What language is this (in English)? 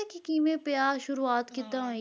Punjabi